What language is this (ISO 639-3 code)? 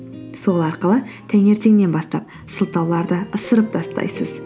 kaz